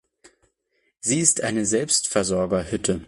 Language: German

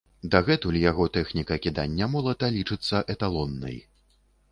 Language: Belarusian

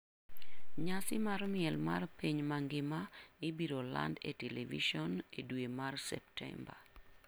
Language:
Luo (Kenya and Tanzania)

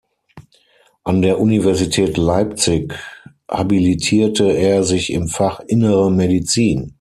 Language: German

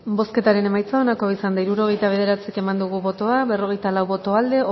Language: Basque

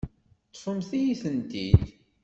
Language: Kabyle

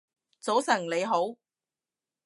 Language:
Cantonese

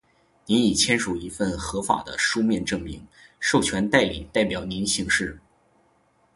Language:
Chinese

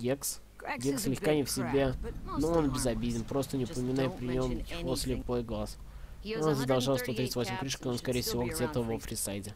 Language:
Russian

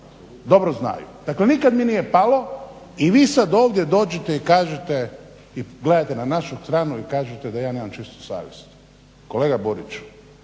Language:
Croatian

